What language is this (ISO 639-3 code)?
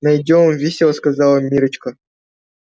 rus